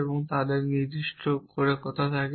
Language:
Bangla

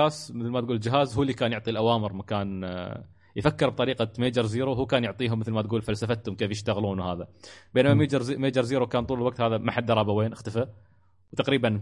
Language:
Arabic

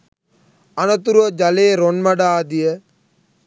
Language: Sinhala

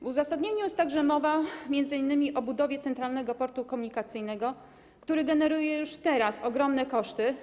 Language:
Polish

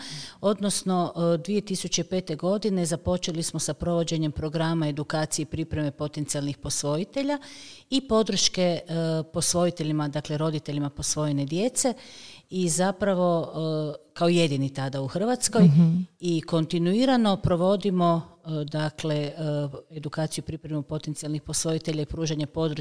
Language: Croatian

